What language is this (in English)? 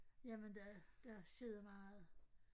Danish